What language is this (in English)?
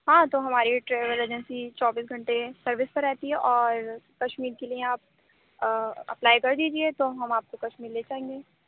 Urdu